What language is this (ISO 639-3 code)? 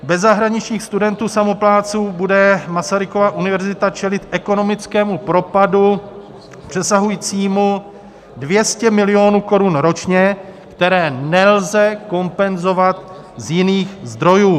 ces